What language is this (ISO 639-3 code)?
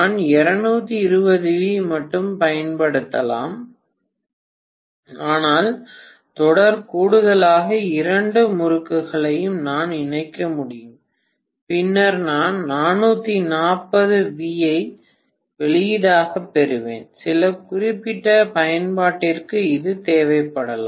tam